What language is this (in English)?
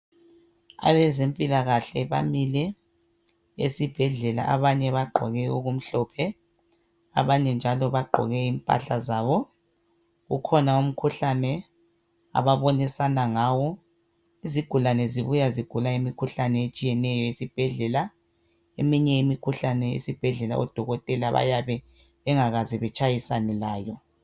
North Ndebele